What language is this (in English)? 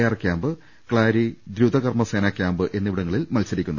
Malayalam